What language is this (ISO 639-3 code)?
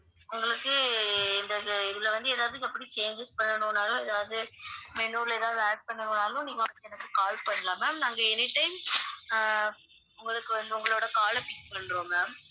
tam